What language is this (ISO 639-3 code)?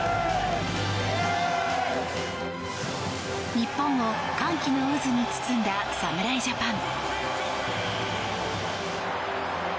jpn